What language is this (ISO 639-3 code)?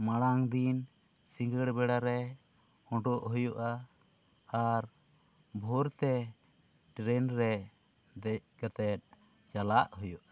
sat